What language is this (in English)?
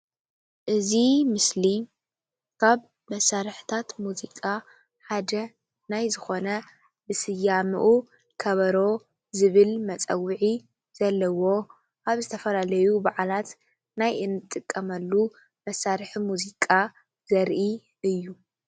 Tigrinya